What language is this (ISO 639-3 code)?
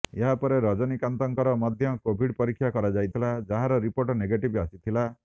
ori